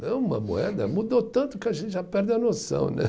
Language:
Portuguese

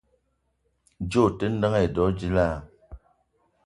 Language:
Eton (Cameroon)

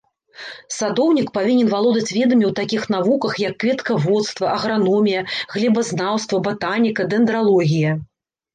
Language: Belarusian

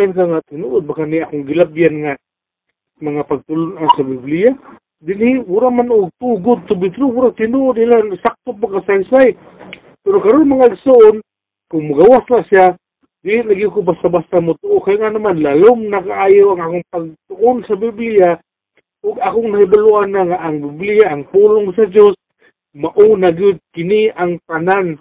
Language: Filipino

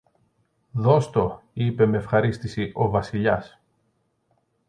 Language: Greek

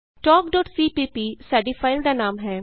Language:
Punjabi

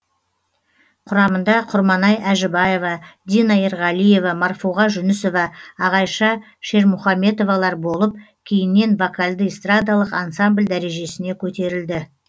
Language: Kazakh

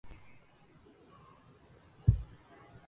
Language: Arabic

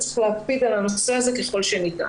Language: Hebrew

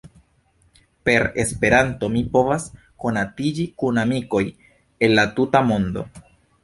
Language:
Esperanto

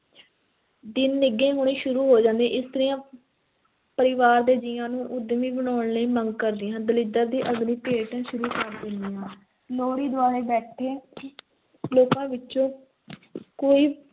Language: Punjabi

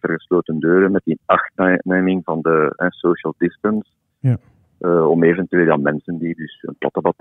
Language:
Dutch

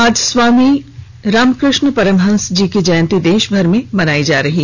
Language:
Hindi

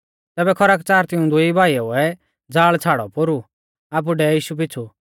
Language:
Mahasu Pahari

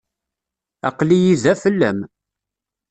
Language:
Kabyle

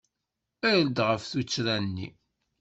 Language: Kabyle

